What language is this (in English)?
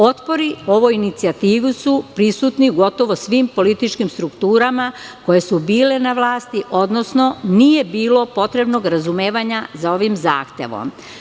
Serbian